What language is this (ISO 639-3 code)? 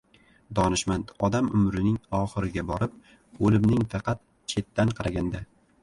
uzb